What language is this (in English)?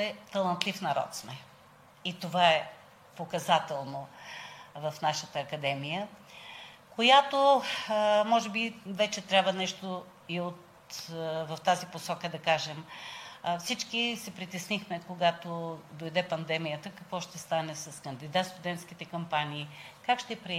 Bulgarian